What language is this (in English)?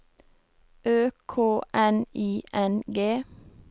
Norwegian